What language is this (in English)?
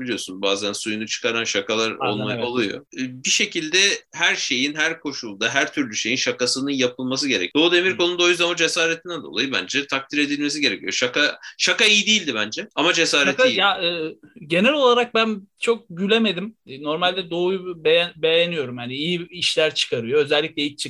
Turkish